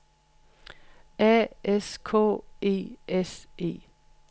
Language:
Danish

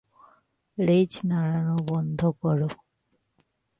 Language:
Bangla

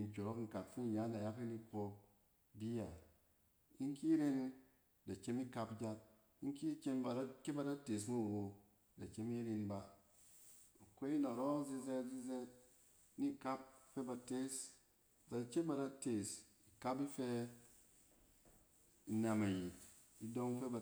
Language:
Cen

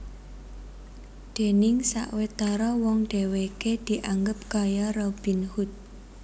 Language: Javanese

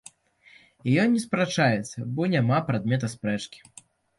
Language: Belarusian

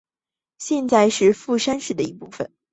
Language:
Chinese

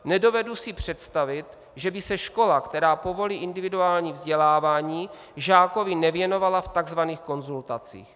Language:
Czech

